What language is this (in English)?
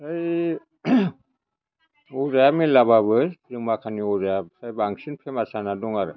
Bodo